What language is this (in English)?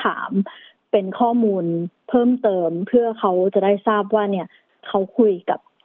Thai